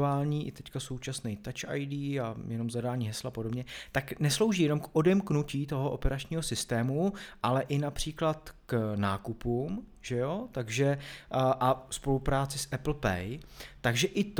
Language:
Czech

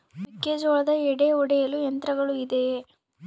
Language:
Kannada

